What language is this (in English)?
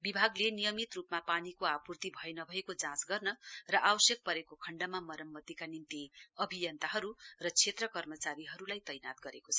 Nepali